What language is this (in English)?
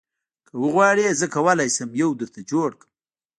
Pashto